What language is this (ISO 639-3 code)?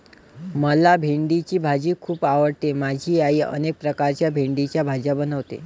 mar